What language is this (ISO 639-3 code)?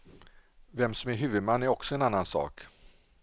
swe